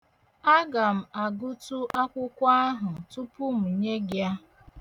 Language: Igbo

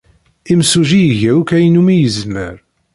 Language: Kabyle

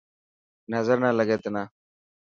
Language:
Dhatki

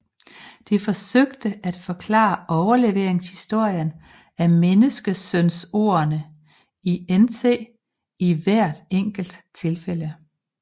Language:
Danish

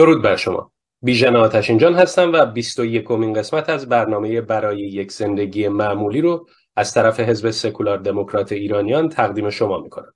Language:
Persian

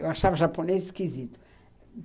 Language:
Portuguese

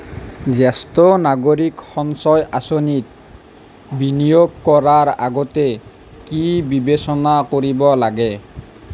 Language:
Assamese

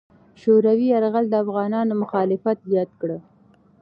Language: Pashto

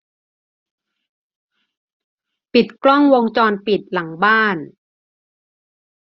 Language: Thai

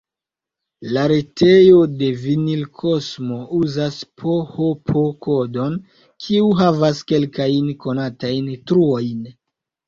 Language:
Esperanto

